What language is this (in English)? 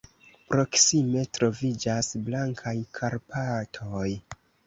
Esperanto